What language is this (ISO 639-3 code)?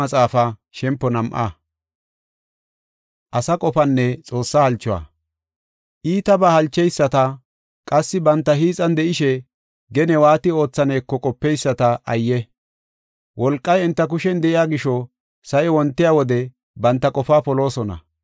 gof